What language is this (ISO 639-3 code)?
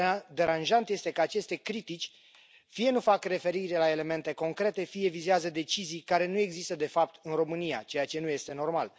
ron